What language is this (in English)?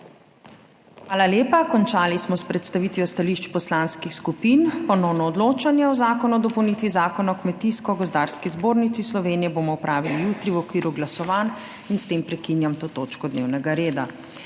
Slovenian